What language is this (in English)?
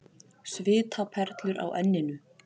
Icelandic